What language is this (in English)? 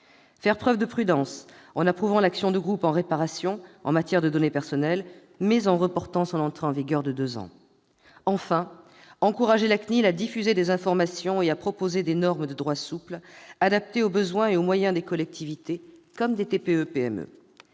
French